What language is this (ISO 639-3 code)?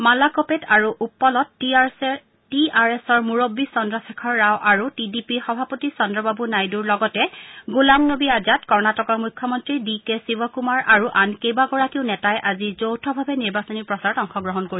asm